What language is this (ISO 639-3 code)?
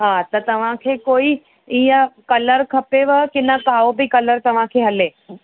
snd